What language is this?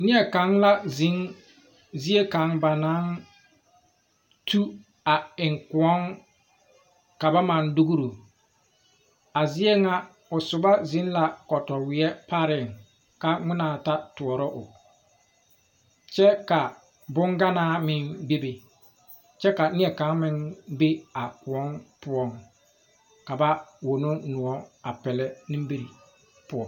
Southern Dagaare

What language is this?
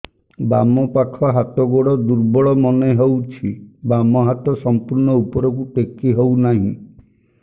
Odia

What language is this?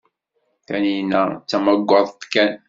Kabyle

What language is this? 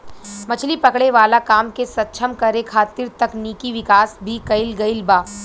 Bhojpuri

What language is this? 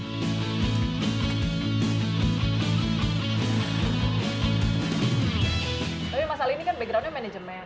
Indonesian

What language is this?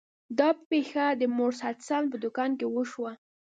Pashto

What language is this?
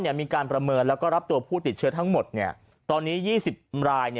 Thai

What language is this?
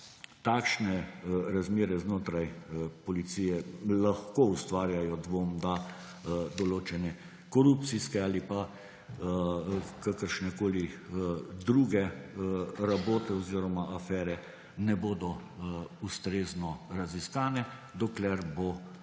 Slovenian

